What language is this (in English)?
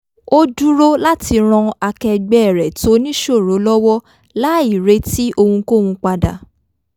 Yoruba